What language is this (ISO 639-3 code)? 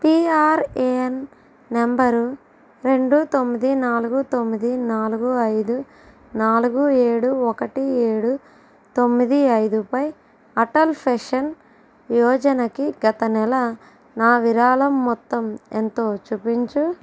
tel